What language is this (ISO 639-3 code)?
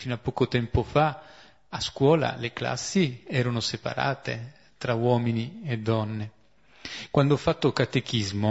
ita